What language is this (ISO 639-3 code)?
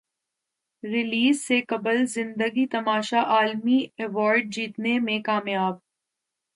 urd